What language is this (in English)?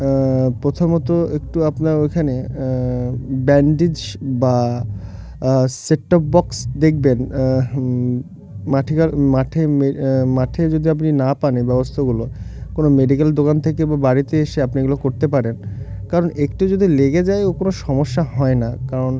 Bangla